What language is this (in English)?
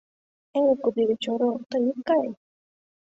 Mari